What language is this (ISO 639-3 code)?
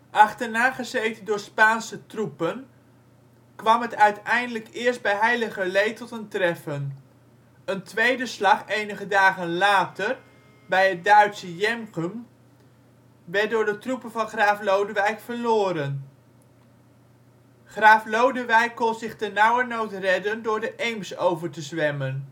nld